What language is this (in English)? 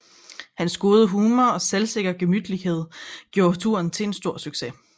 Danish